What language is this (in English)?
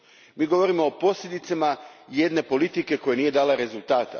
Croatian